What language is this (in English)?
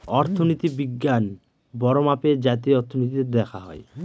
Bangla